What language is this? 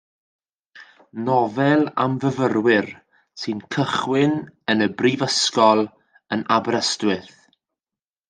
Welsh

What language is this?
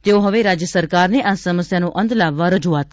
Gujarati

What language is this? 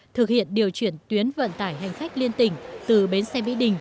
Vietnamese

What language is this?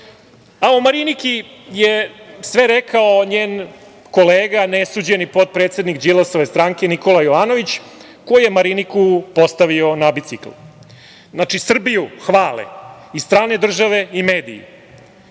Serbian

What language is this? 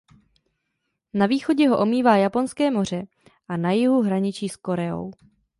Czech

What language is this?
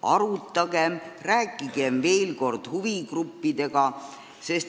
Estonian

